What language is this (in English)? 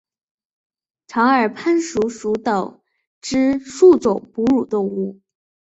Chinese